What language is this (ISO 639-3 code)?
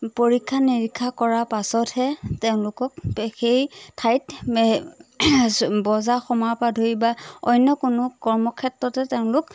asm